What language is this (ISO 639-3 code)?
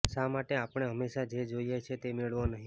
guj